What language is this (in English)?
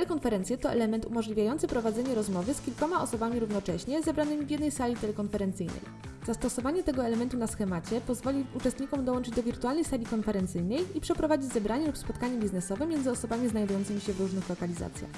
Polish